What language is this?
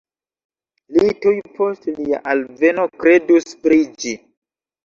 Esperanto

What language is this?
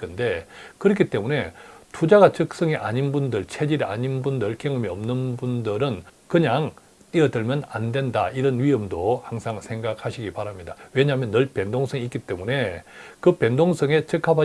Korean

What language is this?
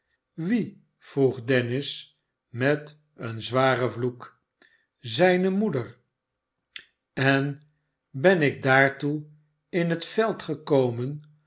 Dutch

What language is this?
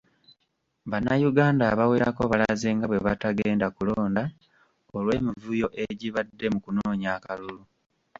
Ganda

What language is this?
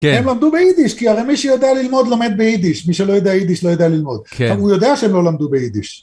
Hebrew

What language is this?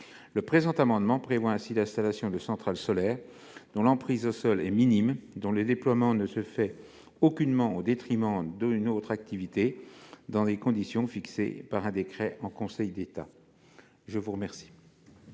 French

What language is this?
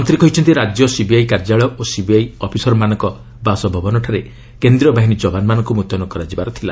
Odia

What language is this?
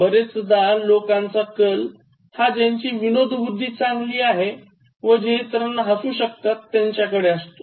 Marathi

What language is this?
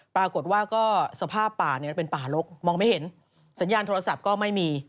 Thai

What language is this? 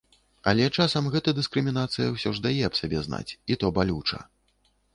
Belarusian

